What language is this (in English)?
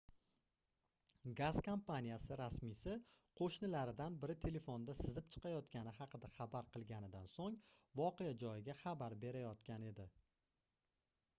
Uzbek